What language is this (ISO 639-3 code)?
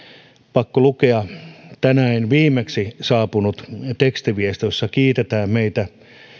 fin